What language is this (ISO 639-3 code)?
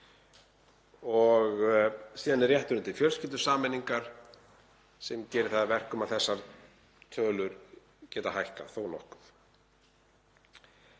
isl